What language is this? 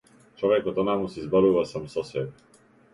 Macedonian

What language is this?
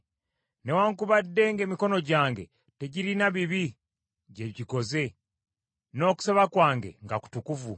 Ganda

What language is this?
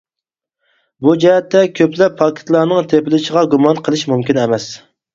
Uyghur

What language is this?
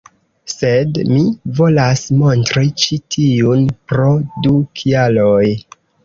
Esperanto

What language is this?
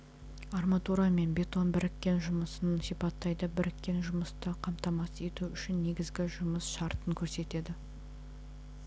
Kazakh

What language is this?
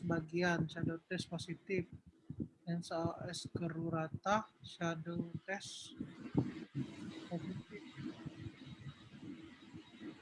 Indonesian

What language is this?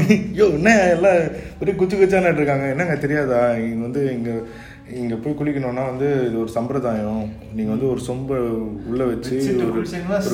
Tamil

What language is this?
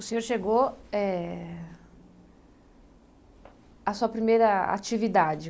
Portuguese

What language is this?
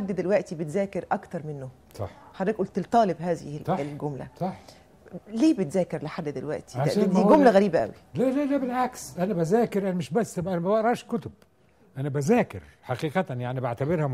Arabic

